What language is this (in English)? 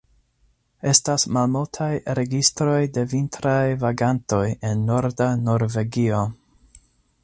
Esperanto